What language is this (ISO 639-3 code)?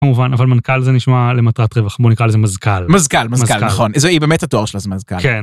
heb